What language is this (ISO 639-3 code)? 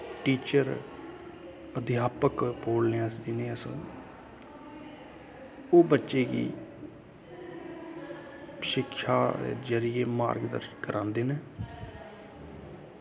doi